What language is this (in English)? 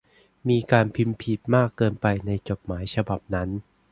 Thai